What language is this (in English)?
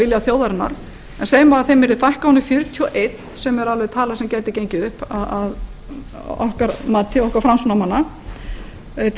Icelandic